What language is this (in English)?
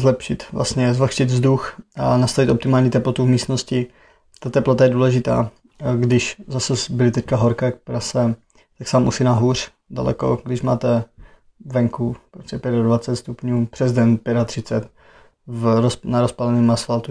Czech